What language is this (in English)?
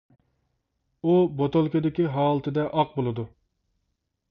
Uyghur